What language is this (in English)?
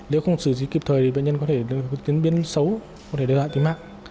Vietnamese